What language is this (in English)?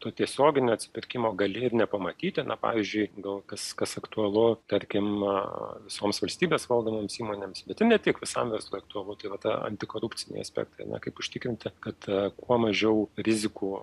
Lithuanian